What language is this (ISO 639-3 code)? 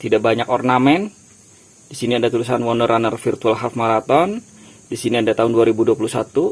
ind